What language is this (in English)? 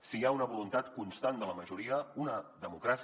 Catalan